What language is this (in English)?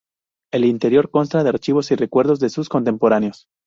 Spanish